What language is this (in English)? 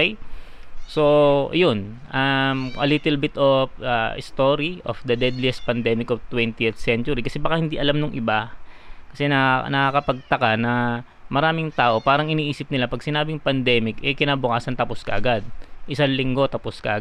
Filipino